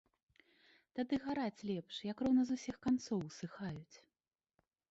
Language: Belarusian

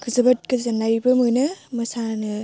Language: Bodo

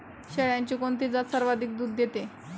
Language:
Marathi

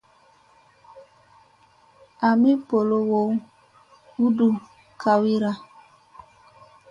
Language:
Musey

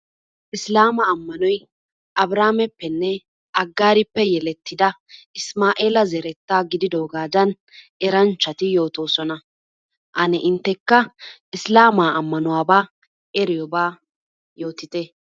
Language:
Wolaytta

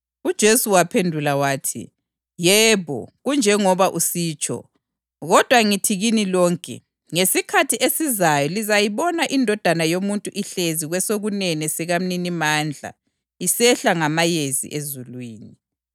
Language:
North Ndebele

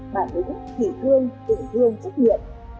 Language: Vietnamese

